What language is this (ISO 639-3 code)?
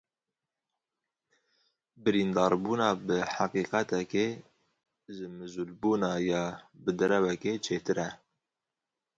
kur